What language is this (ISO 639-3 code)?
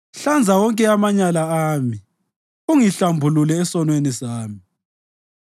nde